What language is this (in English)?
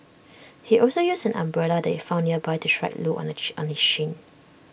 English